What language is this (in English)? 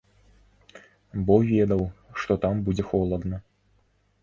Belarusian